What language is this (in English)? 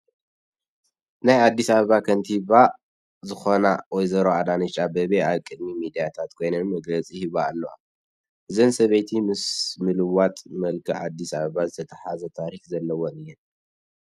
Tigrinya